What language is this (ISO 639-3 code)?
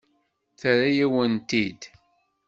kab